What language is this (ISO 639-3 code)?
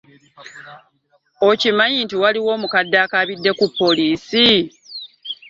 lug